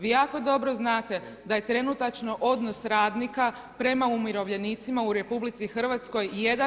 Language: Croatian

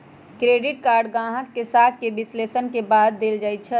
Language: Magahi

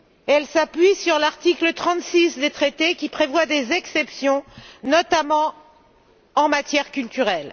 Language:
French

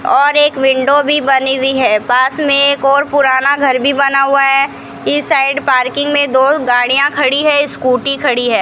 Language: Hindi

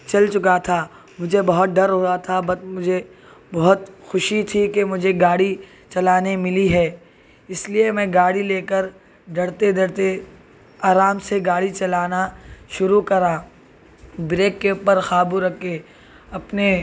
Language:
Urdu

